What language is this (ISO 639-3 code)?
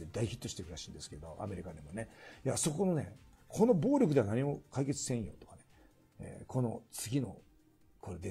jpn